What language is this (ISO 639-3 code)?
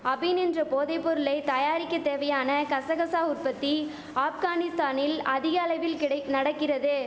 tam